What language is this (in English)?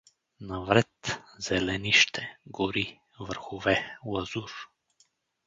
Bulgarian